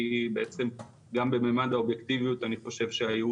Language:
Hebrew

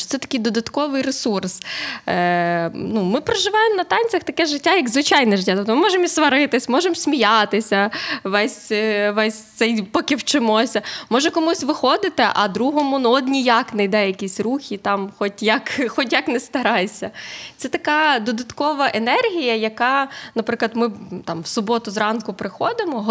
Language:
Ukrainian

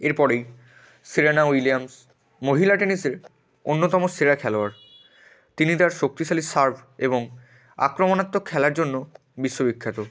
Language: Bangla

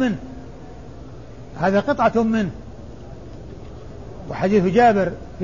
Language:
Arabic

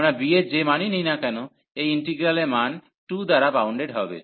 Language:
Bangla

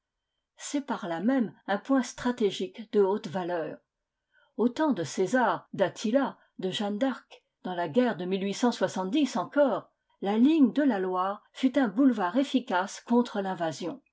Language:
French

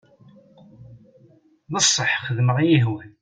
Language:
Kabyle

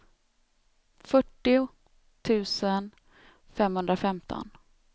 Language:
Swedish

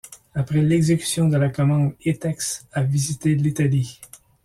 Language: French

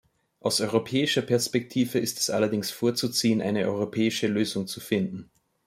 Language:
German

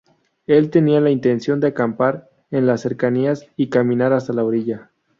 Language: Spanish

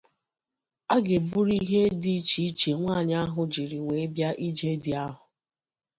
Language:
Igbo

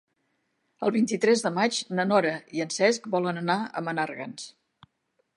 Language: Catalan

